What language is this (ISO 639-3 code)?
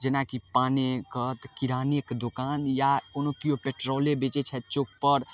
mai